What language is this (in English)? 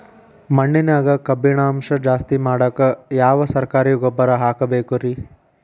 Kannada